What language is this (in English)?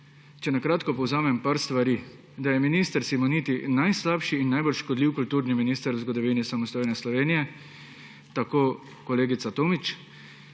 Slovenian